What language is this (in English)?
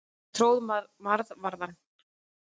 Icelandic